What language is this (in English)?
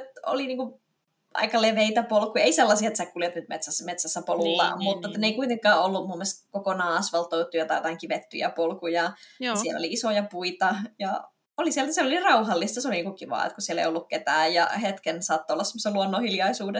Finnish